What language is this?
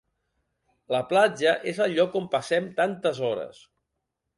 Catalan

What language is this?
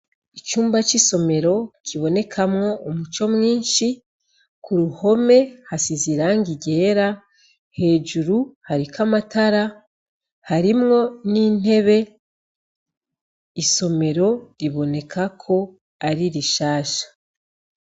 Rundi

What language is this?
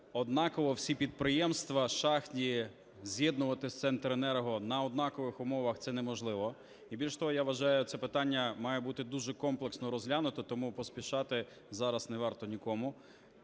Ukrainian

